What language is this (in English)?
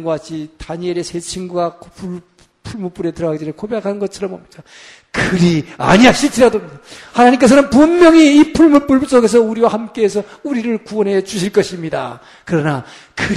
Korean